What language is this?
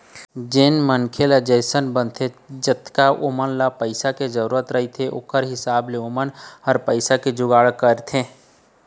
Chhattisgarhi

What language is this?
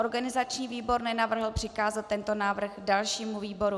Czech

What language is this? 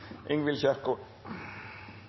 Norwegian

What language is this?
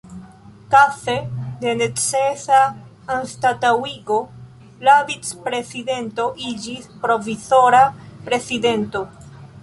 Esperanto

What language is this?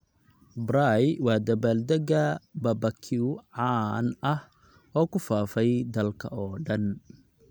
Somali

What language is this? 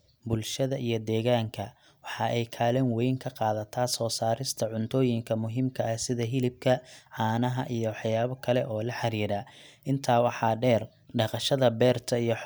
Somali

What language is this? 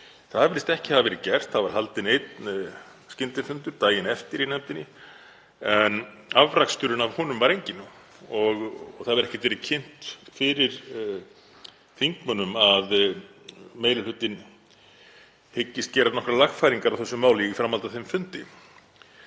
Icelandic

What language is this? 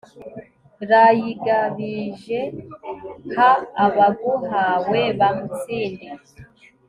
Kinyarwanda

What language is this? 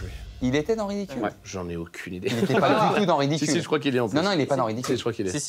French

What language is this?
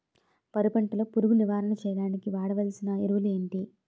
Telugu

